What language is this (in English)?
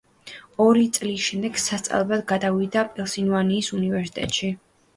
Georgian